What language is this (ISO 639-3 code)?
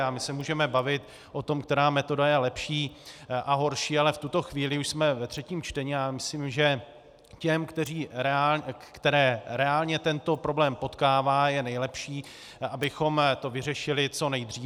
ces